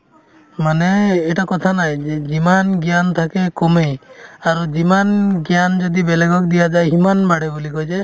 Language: Assamese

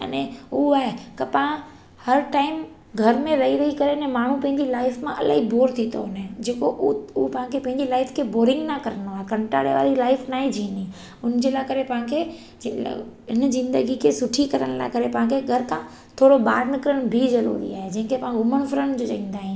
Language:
Sindhi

